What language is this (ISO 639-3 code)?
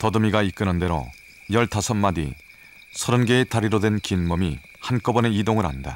kor